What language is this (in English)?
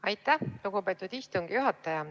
Estonian